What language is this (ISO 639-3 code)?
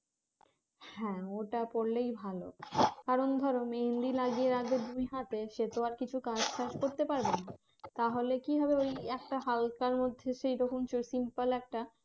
ben